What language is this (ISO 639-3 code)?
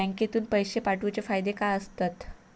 mar